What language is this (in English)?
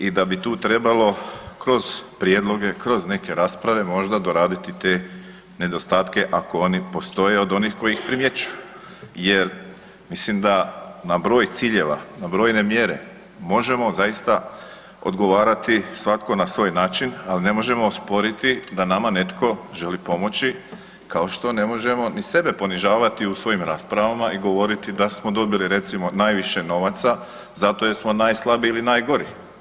Croatian